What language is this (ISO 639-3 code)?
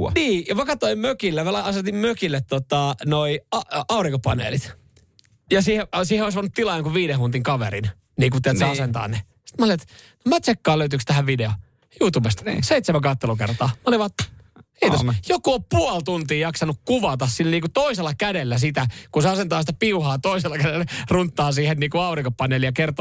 fin